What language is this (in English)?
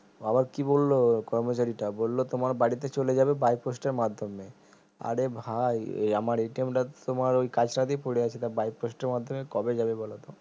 Bangla